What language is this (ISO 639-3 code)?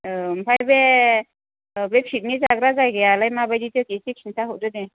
brx